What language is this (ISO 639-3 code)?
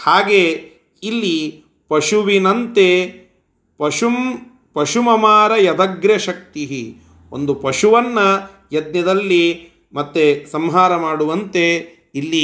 kan